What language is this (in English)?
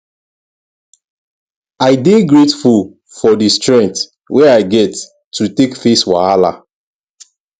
Nigerian Pidgin